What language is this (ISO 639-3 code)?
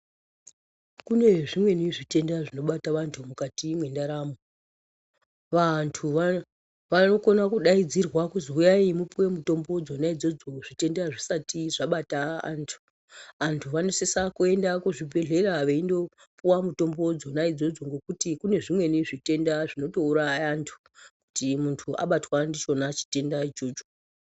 ndc